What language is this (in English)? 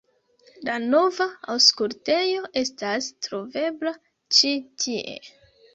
Esperanto